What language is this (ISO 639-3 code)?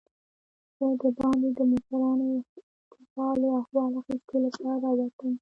pus